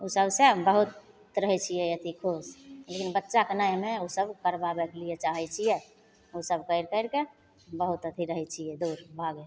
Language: Maithili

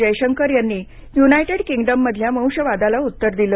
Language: Marathi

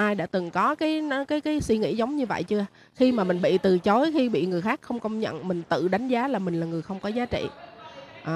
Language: Vietnamese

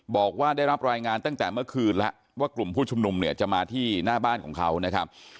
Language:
Thai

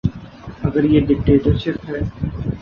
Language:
Urdu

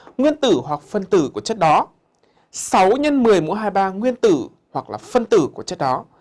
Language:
Vietnamese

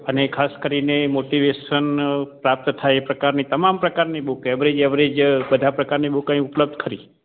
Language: Gujarati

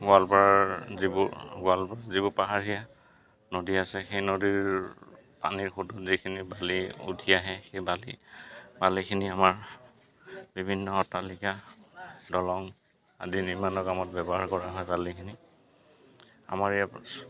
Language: Assamese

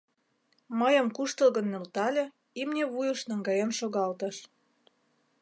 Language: Mari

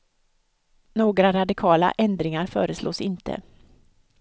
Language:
Swedish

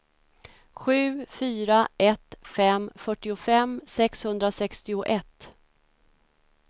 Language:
Swedish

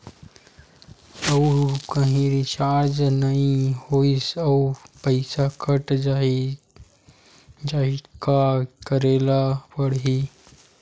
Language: Chhattisgarhi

